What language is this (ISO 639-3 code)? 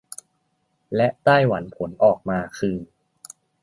tha